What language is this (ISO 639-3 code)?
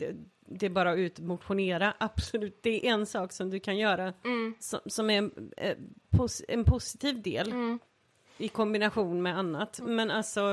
swe